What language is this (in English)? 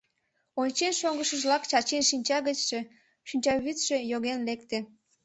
Mari